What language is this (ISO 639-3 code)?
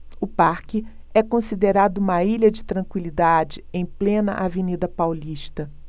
por